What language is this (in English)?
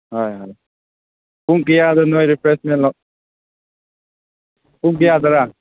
Manipuri